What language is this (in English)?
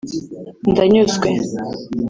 Kinyarwanda